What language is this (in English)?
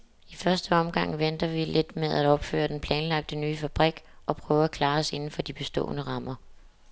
Danish